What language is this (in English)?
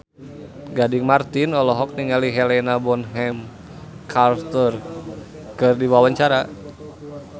Sundanese